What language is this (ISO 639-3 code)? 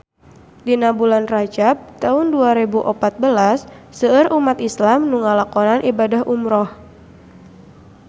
sun